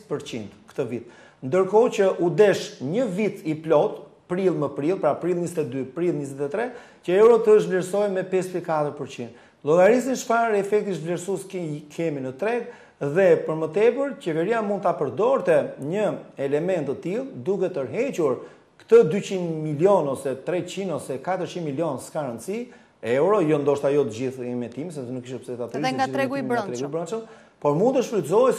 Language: Romanian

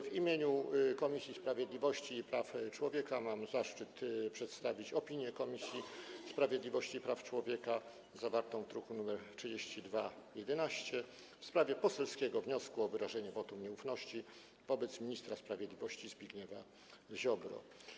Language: Polish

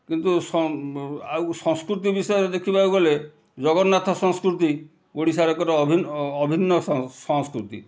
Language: Odia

